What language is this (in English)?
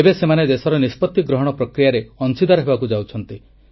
Odia